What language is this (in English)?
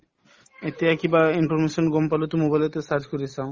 Assamese